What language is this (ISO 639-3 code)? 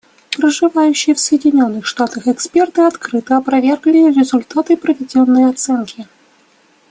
rus